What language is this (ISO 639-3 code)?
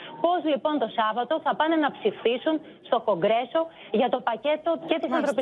ell